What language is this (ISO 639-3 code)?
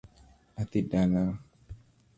luo